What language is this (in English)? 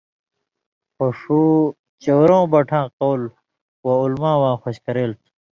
Indus Kohistani